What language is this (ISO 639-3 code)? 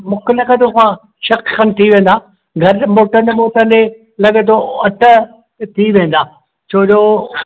snd